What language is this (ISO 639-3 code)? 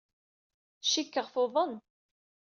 kab